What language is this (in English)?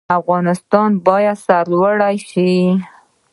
Pashto